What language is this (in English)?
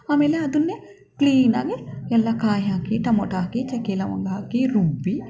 Kannada